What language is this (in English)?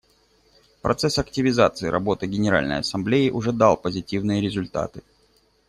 Russian